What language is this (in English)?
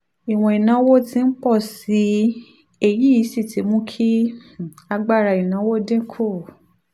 Yoruba